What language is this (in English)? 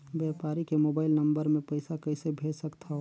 Chhattisgarhi